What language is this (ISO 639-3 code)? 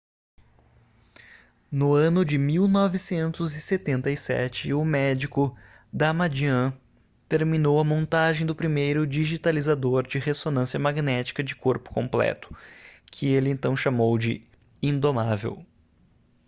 por